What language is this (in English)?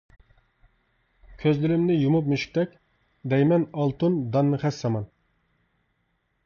Uyghur